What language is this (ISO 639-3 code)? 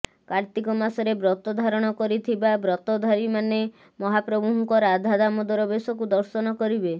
ori